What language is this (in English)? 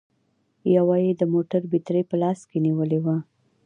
Pashto